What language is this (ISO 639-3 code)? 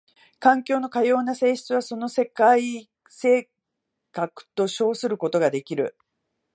jpn